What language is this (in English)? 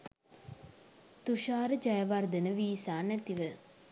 Sinhala